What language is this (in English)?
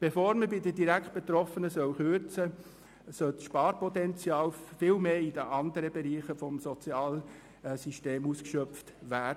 Swiss German